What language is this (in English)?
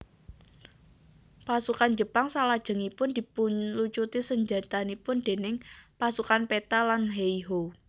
Javanese